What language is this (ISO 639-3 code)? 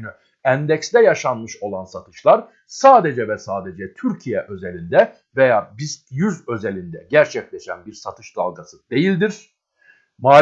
tur